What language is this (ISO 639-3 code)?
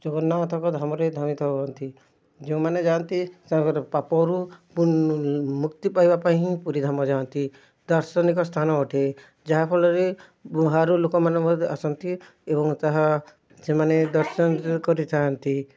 ori